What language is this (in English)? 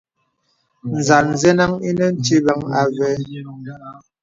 Bebele